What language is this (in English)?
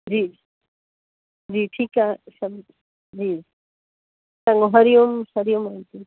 Sindhi